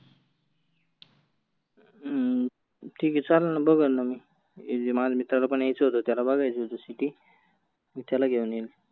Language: Marathi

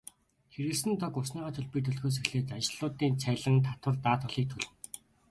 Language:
Mongolian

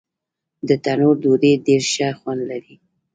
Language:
Pashto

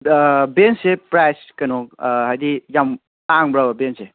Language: Manipuri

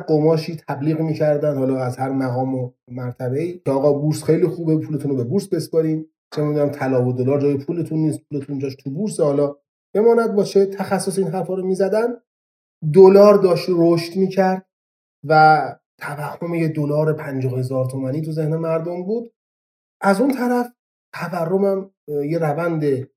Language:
Persian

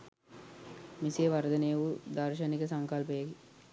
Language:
Sinhala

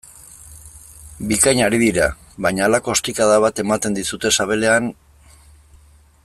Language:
Basque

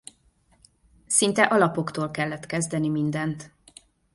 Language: Hungarian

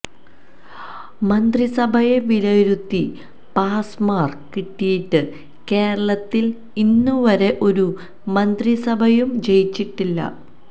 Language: Malayalam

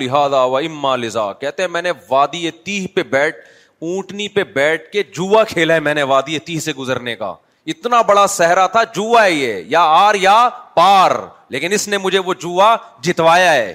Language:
Urdu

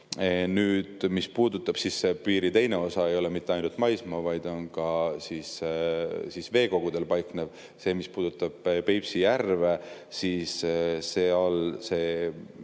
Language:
Estonian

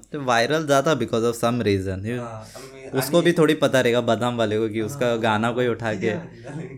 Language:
Hindi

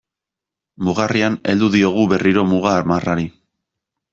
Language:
Basque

